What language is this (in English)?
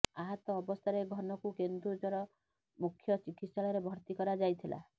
Odia